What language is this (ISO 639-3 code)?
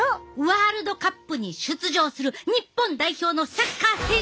jpn